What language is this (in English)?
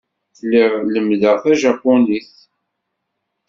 Kabyle